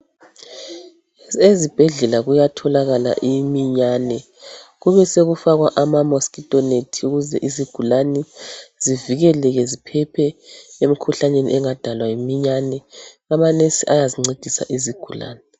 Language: North Ndebele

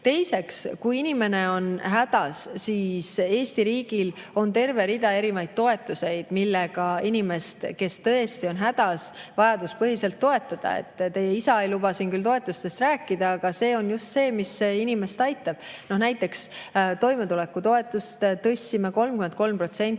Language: Estonian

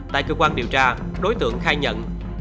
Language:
Vietnamese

